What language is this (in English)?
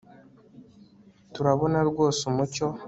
Kinyarwanda